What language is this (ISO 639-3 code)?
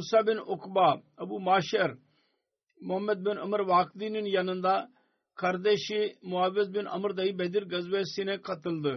tur